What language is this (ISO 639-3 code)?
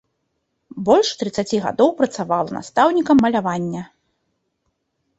bel